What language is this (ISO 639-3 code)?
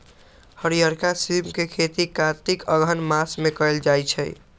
mag